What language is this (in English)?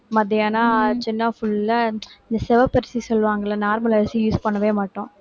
Tamil